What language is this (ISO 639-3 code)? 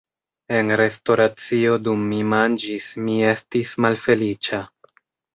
epo